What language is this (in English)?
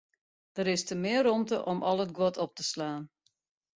Western Frisian